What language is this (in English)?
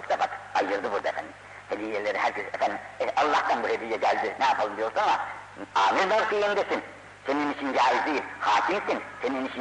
Turkish